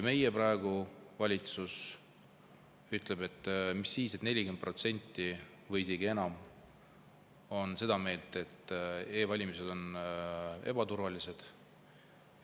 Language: Estonian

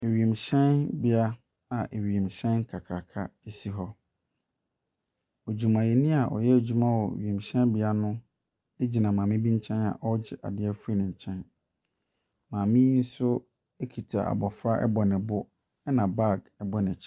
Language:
Akan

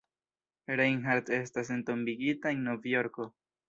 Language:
Esperanto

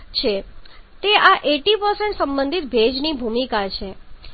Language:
Gujarati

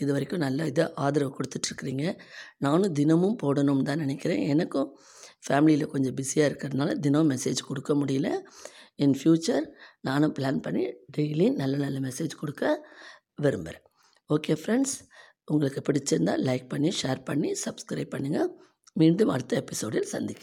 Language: Tamil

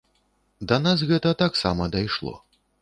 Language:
Belarusian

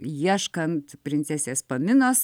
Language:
Lithuanian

